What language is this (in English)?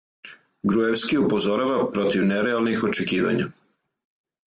Serbian